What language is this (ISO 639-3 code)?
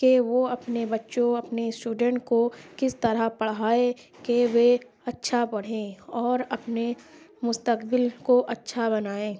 urd